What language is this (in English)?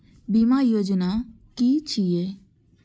Maithili